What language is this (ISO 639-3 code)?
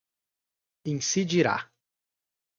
por